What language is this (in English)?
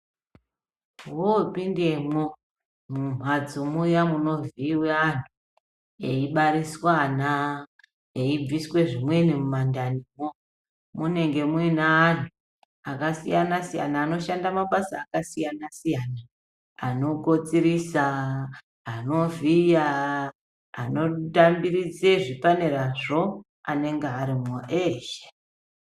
Ndau